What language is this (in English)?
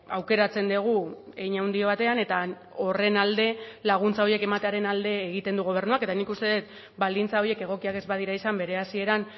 Basque